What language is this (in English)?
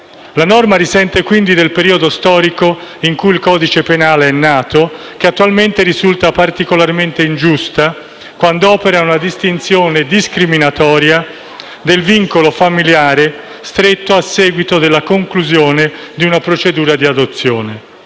Italian